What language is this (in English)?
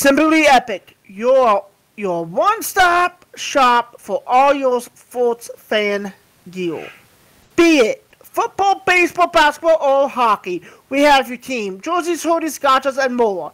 English